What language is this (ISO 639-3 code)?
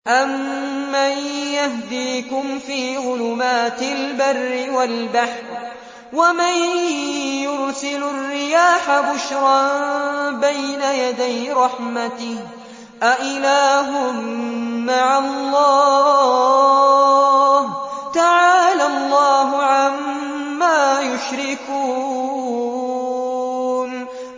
ara